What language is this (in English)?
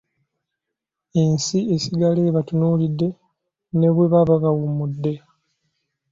Ganda